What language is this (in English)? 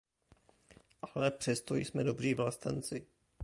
Czech